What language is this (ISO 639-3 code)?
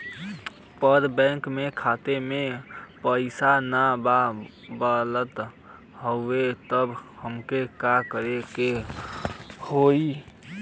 bho